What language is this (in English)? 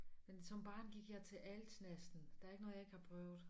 Danish